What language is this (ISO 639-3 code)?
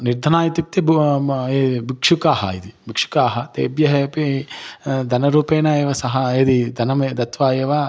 san